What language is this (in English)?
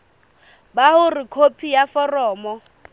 Southern Sotho